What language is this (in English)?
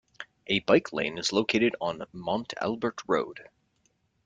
English